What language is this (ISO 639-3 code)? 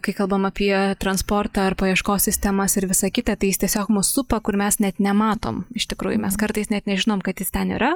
lit